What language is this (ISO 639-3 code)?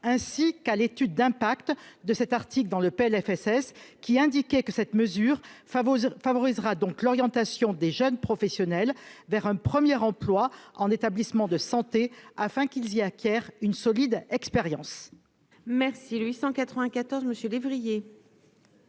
fra